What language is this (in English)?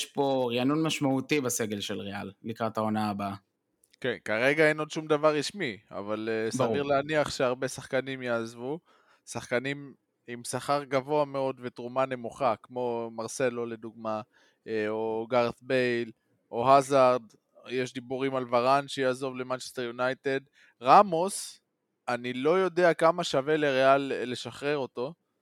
Hebrew